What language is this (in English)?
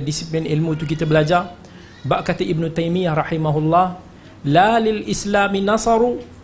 Malay